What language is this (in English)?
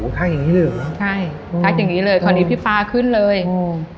Thai